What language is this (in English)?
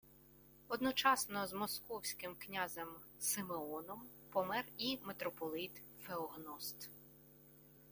Ukrainian